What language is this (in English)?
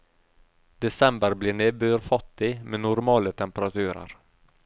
Norwegian